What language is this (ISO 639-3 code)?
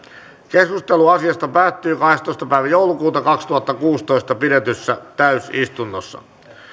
fin